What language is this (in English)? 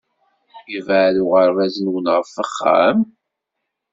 Kabyle